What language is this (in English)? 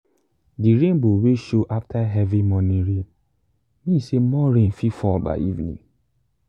Nigerian Pidgin